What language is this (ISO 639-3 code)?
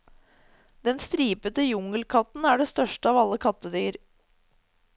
nor